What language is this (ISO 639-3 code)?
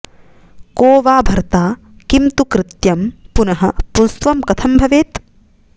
san